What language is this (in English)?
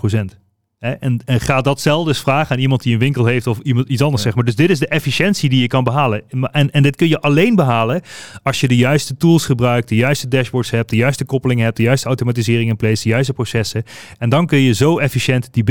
Dutch